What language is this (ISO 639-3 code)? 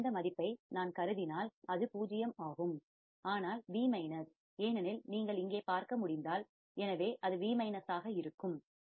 tam